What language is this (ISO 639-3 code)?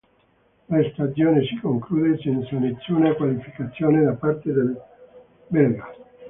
ita